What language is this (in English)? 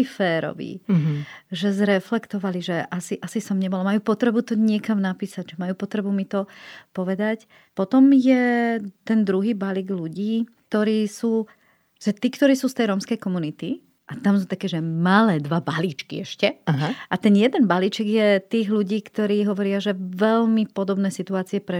Slovak